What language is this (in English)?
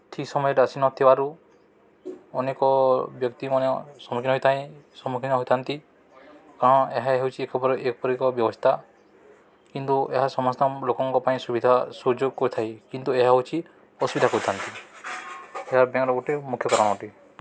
Odia